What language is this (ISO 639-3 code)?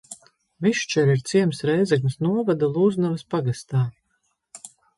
lav